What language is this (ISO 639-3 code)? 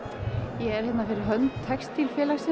isl